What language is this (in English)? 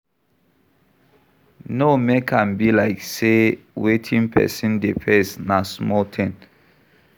Nigerian Pidgin